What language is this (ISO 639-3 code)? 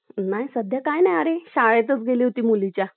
mar